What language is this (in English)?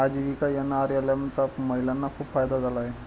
Marathi